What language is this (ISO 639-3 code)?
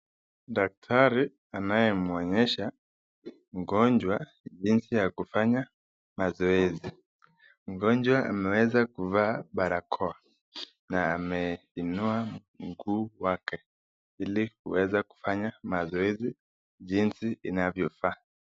swa